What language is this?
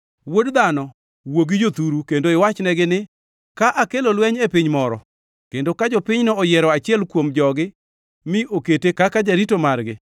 Luo (Kenya and Tanzania)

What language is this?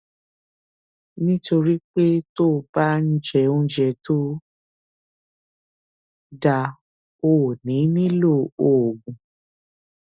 Yoruba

